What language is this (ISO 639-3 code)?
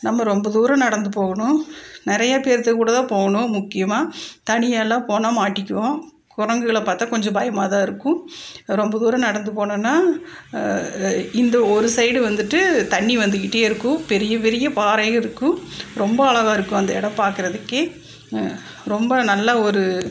tam